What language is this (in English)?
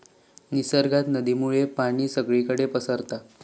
Marathi